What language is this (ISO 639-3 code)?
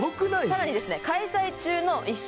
jpn